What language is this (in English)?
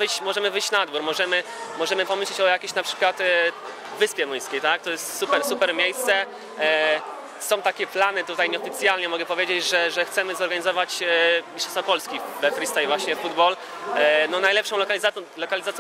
Polish